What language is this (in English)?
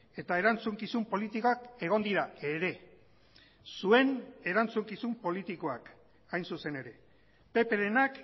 Basque